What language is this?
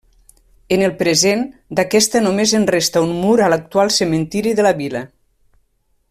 Catalan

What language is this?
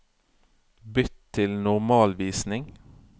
Norwegian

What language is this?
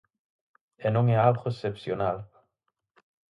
Galician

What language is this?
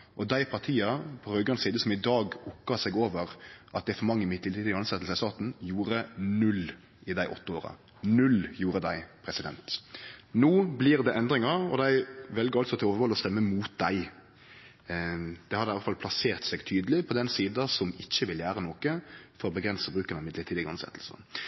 Norwegian Nynorsk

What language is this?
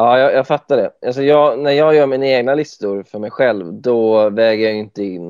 Swedish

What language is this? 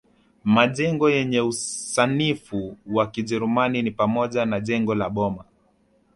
Swahili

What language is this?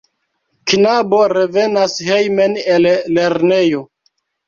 Esperanto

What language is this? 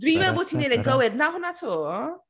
Welsh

